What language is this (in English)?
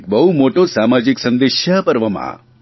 Gujarati